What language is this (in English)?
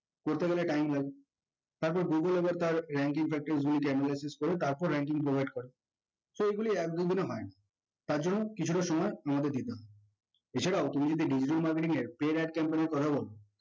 Bangla